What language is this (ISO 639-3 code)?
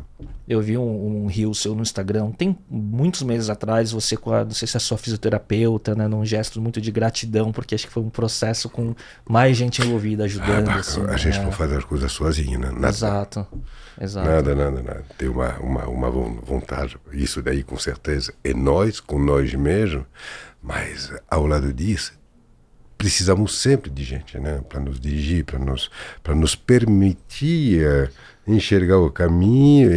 por